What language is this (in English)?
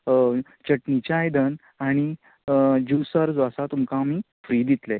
Konkani